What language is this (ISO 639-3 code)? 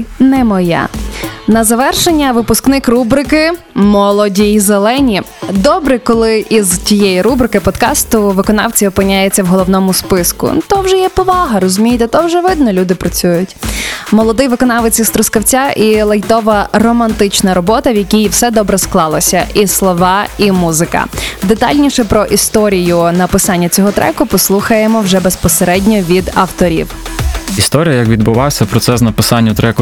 ukr